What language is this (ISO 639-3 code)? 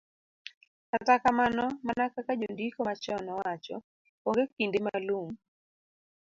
luo